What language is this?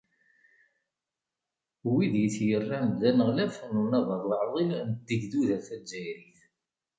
Kabyle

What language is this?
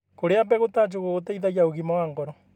Kikuyu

